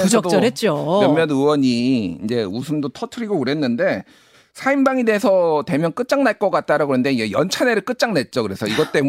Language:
Korean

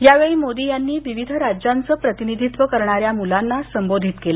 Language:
Marathi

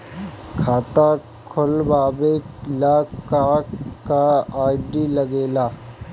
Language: Bhojpuri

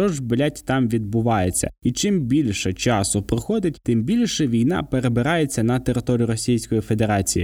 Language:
Ukrainian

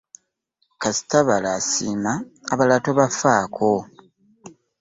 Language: Ganda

